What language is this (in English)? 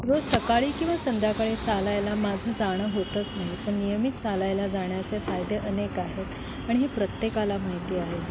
Marathi